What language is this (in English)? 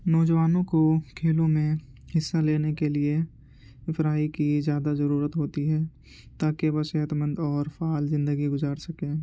Urdu